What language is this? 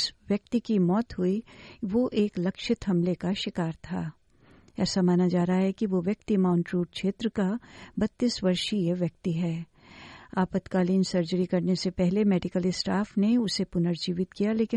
Hindi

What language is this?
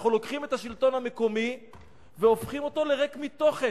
Hebrew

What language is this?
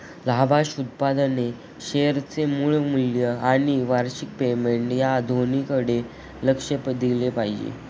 Marathi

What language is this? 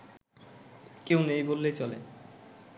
Bangla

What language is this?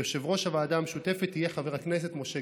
Hebrew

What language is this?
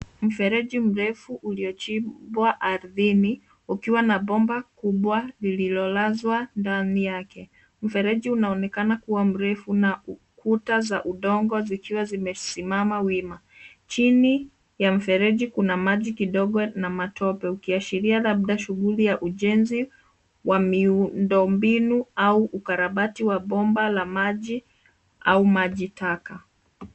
Swahili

